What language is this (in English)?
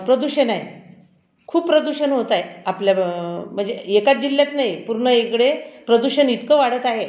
Marathi